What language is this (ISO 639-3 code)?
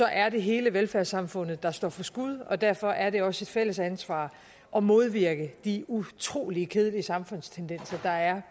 dan